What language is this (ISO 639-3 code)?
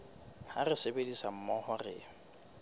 sot